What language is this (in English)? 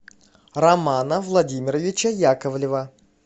Russian